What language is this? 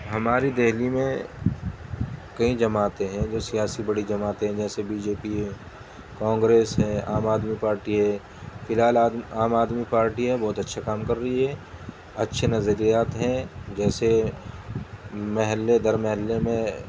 Urdu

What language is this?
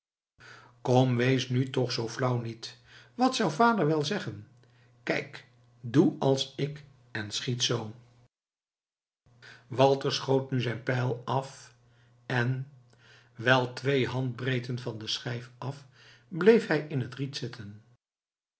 Dutch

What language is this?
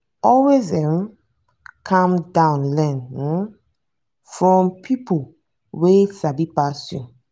Nigerian Pidgin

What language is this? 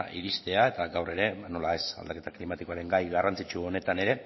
Basque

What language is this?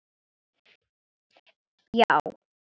Icelandic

